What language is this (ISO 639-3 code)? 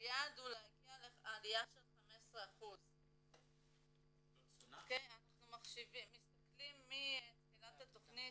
heb